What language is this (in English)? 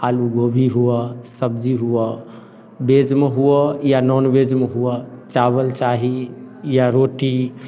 Maithili